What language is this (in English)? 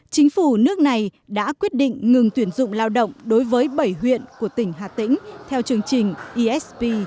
Vietnamese